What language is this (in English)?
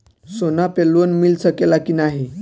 Bhojpuri